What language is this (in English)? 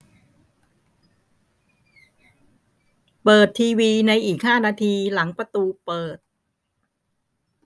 Thai